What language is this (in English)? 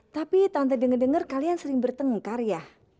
Indonesian